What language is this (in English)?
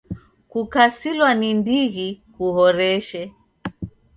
Taita